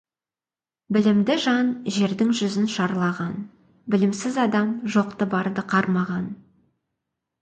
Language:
Kazakh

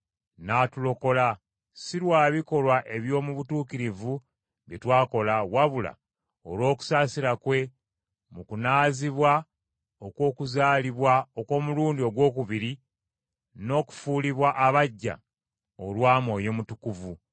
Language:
Ganda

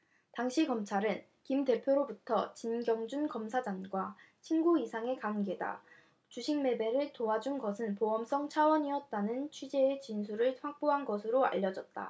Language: Korean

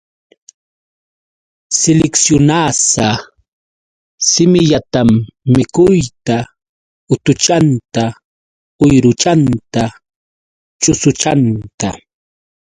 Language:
Yauyos Quechua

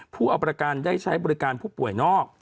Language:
Thai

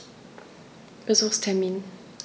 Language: German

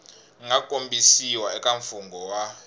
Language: Tsonga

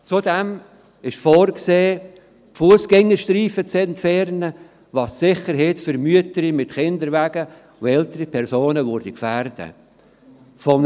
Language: Swiss German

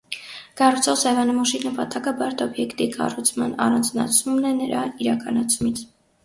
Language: Armenian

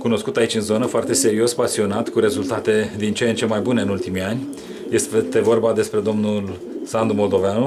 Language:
Romanian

